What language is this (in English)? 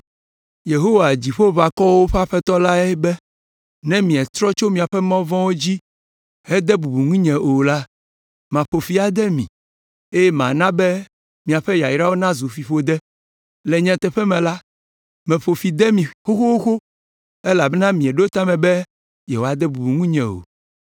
Ewe